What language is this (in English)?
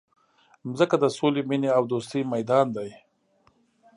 Pashto